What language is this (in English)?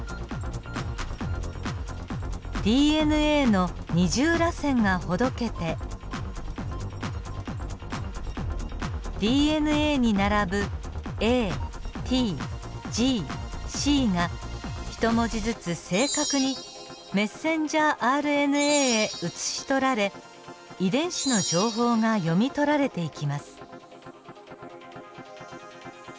Japanese